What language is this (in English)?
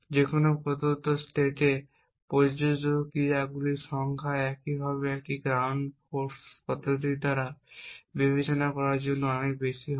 Bangla